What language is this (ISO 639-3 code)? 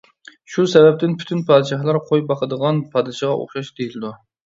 uig